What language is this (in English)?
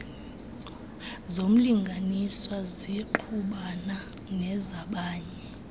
Xhosa